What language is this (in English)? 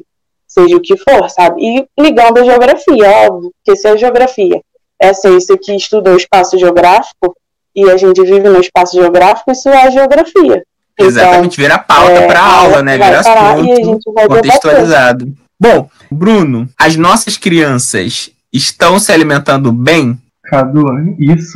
Portuguese